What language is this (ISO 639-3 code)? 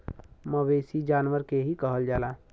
bho